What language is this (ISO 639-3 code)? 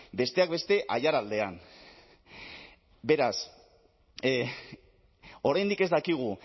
eus